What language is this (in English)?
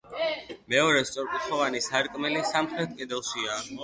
Georgian